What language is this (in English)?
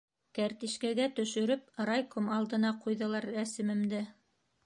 Bashkir